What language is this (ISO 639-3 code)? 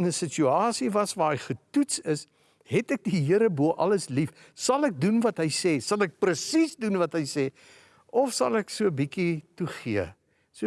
nld